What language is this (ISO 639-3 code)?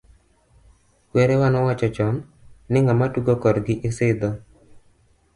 luo